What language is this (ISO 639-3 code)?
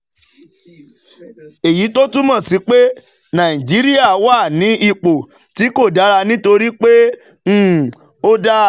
yor